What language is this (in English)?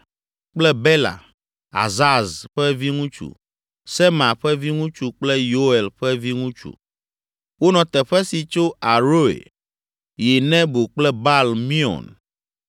Ewe